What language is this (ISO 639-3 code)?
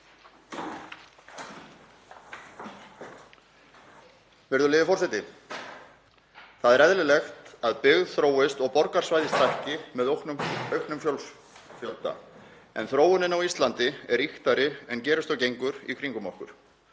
isl